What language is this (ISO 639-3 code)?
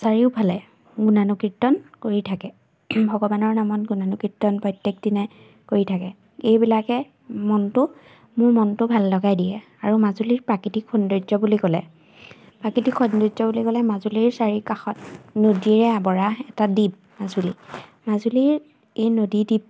asm